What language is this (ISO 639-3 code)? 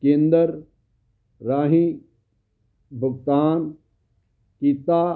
pan